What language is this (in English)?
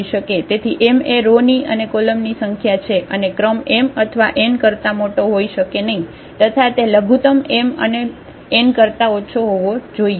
Gujarati